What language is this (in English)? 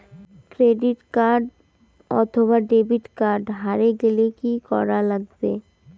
Bangla